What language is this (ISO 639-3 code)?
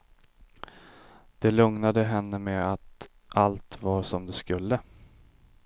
swe